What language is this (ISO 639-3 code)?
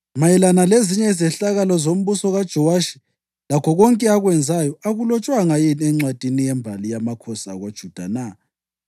nde